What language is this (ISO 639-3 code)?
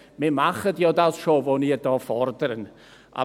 gsw